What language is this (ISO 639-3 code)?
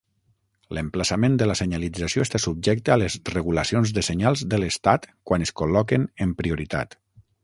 cat